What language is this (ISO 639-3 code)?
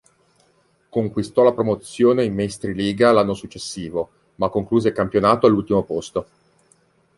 ita